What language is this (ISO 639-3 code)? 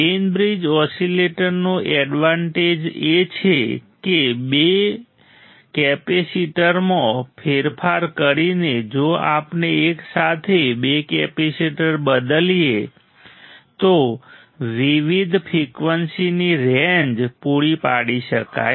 guj